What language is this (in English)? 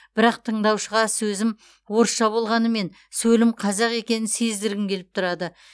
Kazakh